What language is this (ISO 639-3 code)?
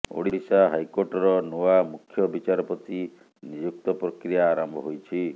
ori